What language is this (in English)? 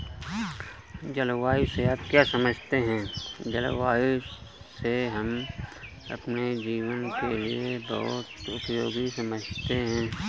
Hindi